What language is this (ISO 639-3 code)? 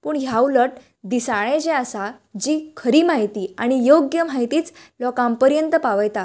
kok